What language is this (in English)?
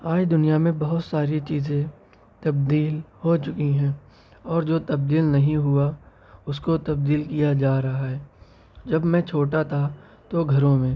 Urdu